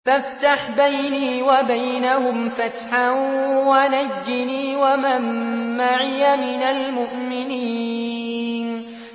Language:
Arabic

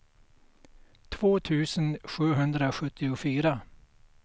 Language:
Swedish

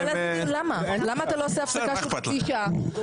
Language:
Hebrew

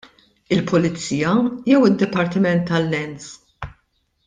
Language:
Maltese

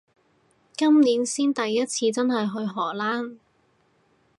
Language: Cantonese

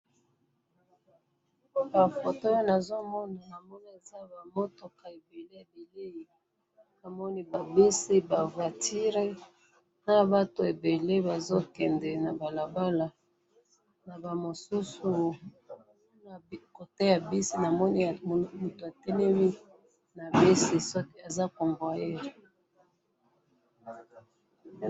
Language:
Lingala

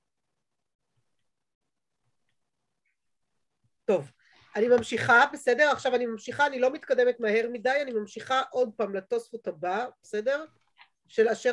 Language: Hebrew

